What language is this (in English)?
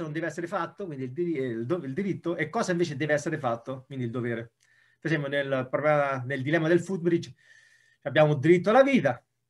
Italian